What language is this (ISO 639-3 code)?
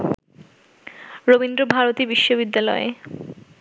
ben